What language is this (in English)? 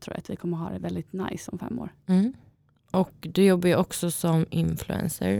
Swedish